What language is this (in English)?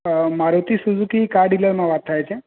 Gujarati